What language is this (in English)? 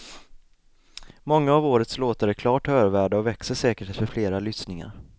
Swedish